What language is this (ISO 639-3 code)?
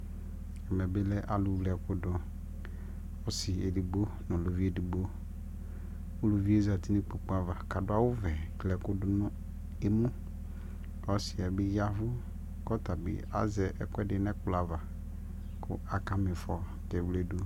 kpo